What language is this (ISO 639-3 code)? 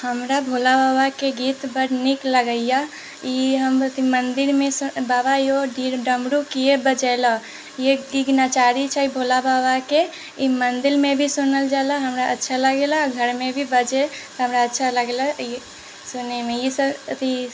mai